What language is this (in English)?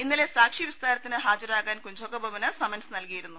Malayalam